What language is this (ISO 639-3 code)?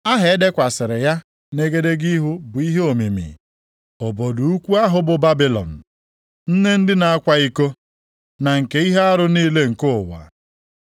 ibo